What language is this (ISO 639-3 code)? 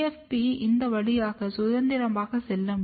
tam